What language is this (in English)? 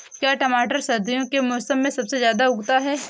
Hindi